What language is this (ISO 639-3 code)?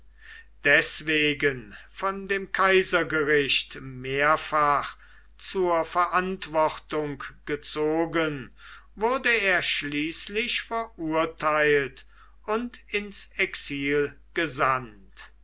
deu